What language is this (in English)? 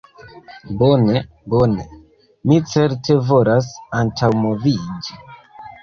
Esperanto